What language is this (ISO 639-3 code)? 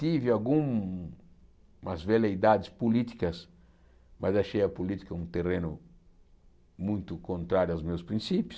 por